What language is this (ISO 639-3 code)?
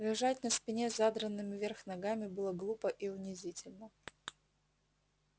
rus